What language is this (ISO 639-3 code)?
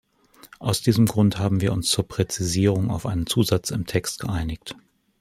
deu